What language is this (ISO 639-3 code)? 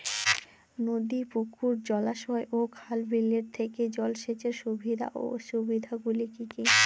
ben